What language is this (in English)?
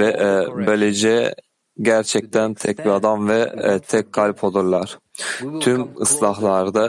Turkish